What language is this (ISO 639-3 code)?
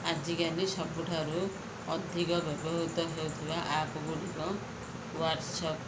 ori